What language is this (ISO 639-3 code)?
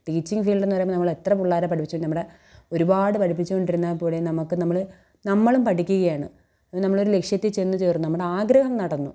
mal